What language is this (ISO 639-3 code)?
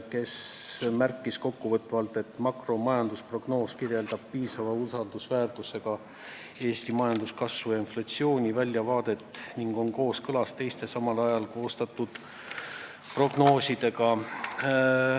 est